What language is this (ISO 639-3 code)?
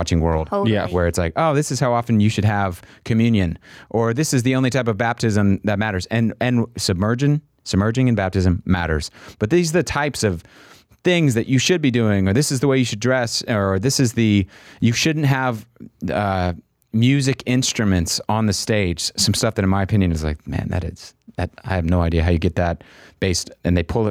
eng